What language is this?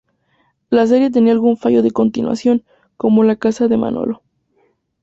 Spanish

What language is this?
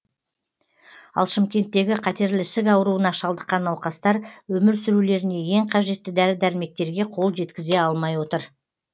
Kazakh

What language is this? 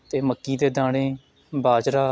Punjabi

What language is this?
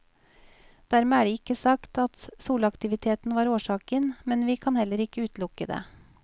Norwegian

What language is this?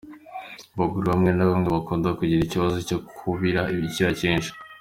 Kinyarwanda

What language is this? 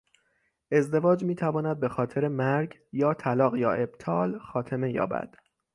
Persian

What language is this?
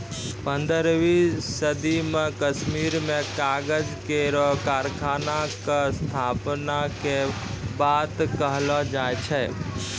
Maithili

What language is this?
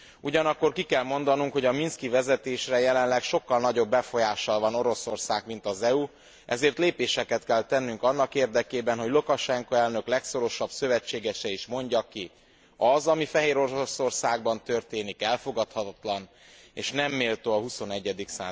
Hungarian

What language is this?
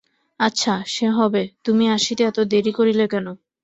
Bangla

